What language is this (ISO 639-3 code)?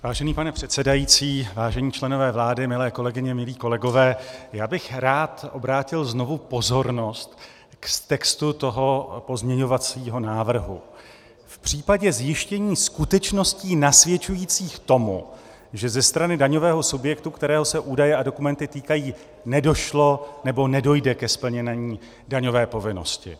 ces